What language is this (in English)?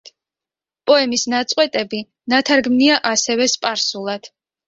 Georgian